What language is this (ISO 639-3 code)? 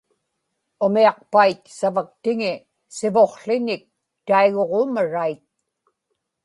ipk